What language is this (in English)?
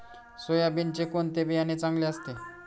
Marathi